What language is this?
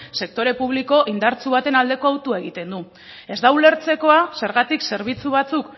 Basque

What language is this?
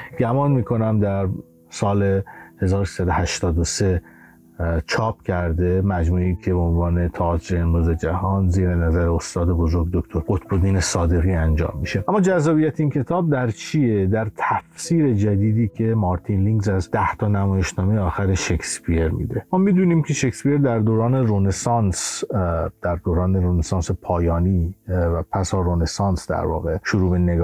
Persian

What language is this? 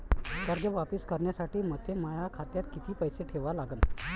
Marathi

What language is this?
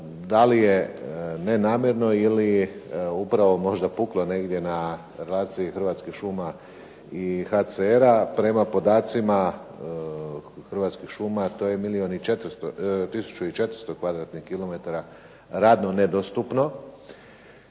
Croatian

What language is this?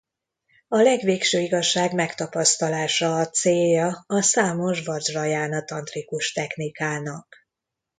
Hungarian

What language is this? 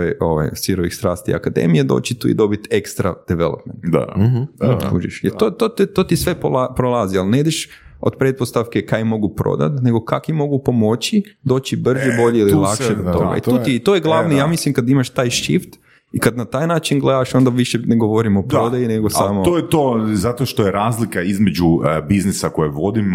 Croatian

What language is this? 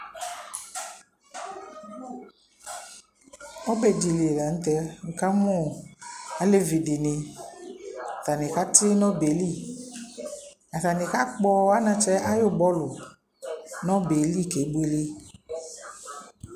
Ikposo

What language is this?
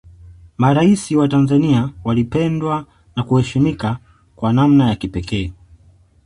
Swahili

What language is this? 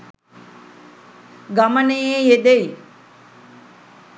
Sinhala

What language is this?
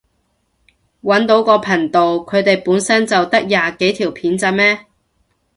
Cantonese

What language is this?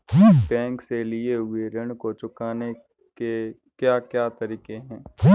Hindi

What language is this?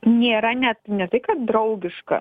Lithuanian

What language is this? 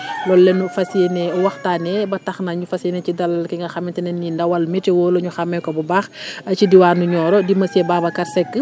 Wolof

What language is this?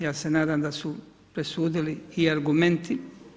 Croatian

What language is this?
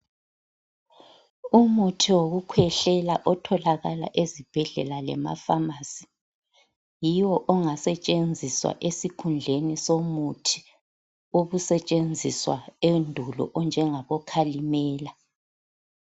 North Ndebele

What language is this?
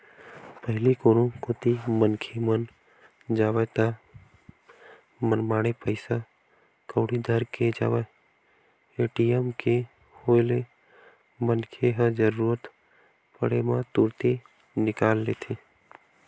Chhattisgarhi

